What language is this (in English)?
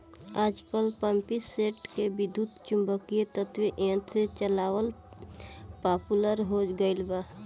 Bhojpuri